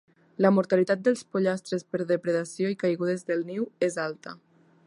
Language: Catalan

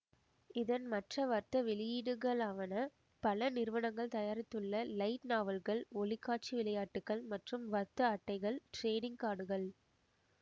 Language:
Tamil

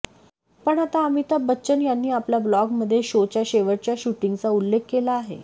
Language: Marathi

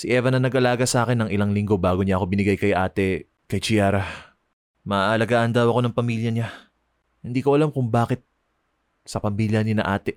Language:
Filipino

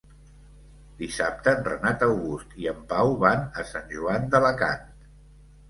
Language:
Catalan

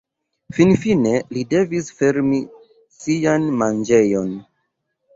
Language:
Esperanto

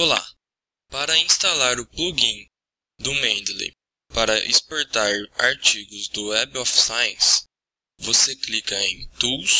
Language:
Portuguese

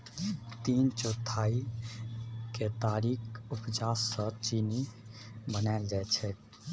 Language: Maithili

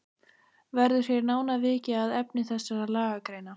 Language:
Icelandic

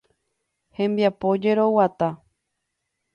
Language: Guarani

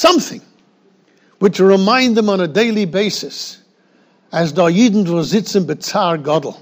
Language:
English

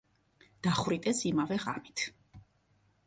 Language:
Georgian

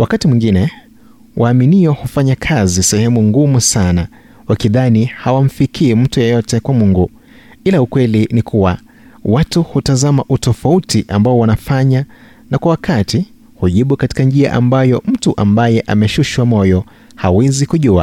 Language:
Swahili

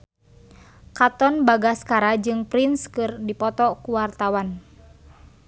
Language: Sundanese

